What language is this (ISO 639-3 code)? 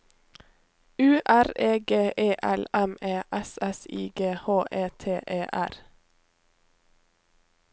nor